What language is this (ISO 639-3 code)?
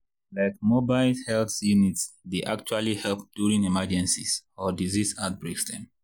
pcm